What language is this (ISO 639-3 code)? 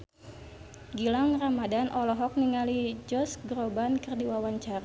sun